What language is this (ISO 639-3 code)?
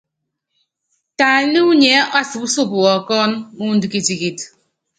yav